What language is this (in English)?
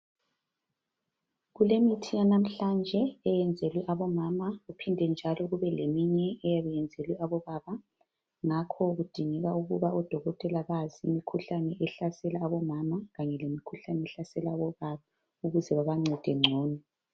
North Ndebele